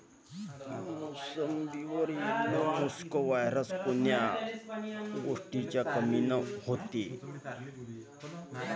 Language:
Marathi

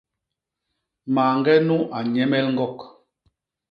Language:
Basaa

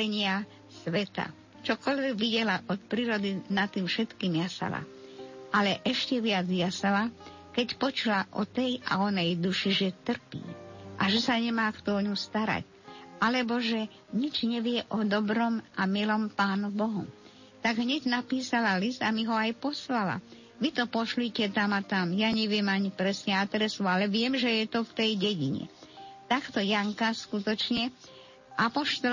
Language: Slovak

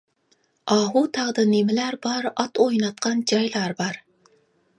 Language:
Uyghur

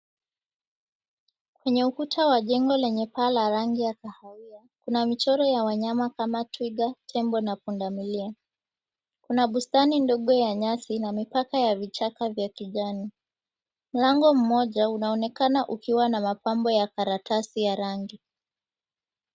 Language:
Swahili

